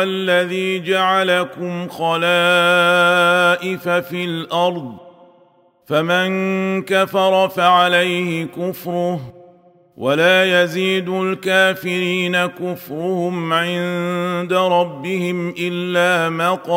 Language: Arabic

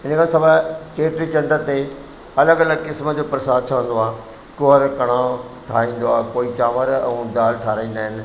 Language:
Sindhi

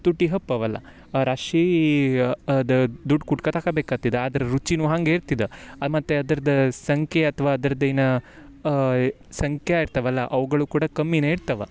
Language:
Kannada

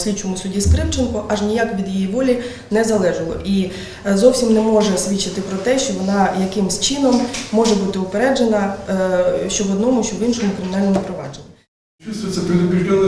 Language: Ukrainian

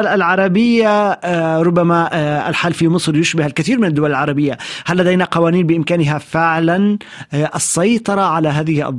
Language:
Arabic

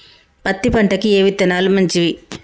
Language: Telugu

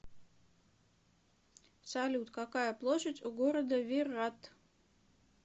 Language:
Russian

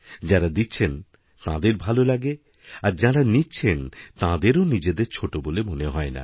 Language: Bangla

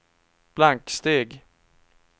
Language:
Swedish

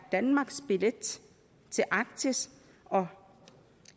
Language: Danish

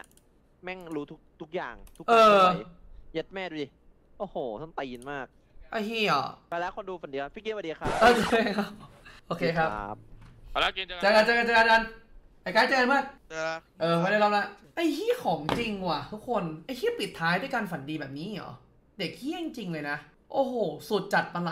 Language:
Thai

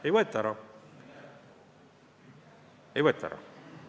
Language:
Estonian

